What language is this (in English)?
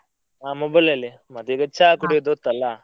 Kannada